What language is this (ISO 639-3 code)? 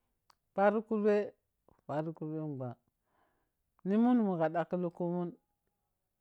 piy